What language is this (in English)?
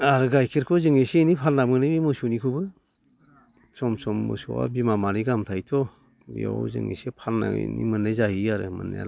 Bodo